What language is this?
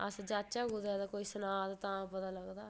Dogri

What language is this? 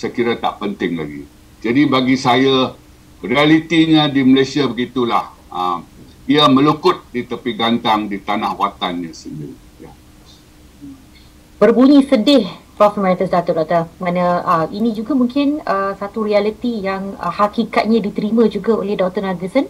Malay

